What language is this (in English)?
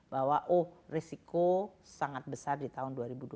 Indonesian